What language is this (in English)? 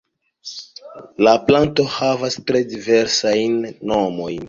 Esperanto